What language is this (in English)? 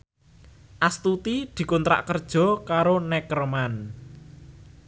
Javanese